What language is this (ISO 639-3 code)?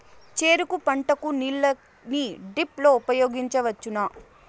tel